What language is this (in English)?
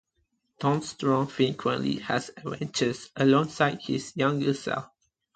English